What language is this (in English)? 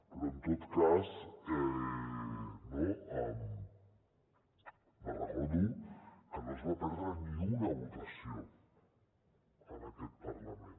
Catalan